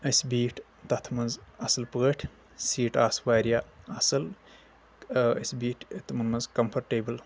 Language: Kashmiri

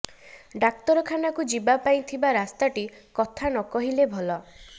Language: Odia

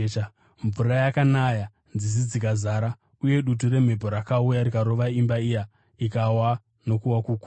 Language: Shona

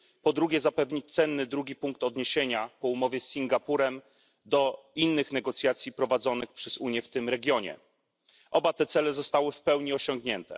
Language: Polish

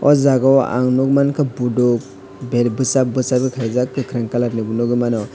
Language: Kok Borok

